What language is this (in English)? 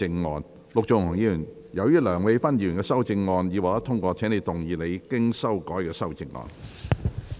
Cantonese